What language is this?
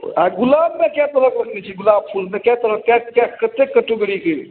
Maithili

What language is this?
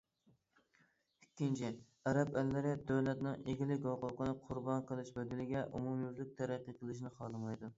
Uyghur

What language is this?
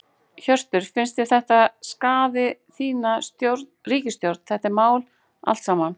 Icelandic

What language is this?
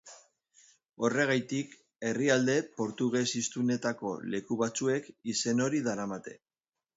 Basque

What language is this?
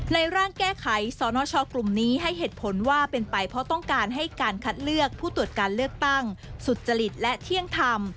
Thai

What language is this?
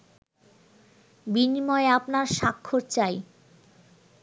Bangla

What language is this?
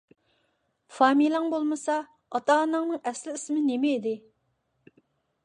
Uyghur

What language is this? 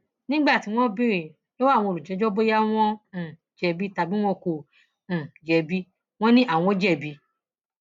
Yoruba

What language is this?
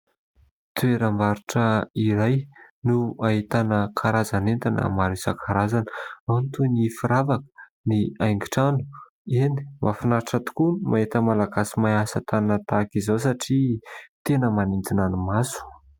Malagasy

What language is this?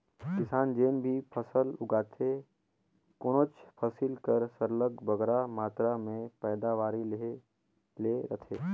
Chhattisgarhi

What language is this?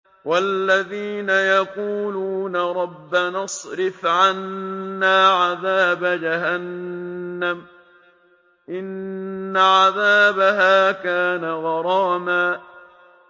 Arabic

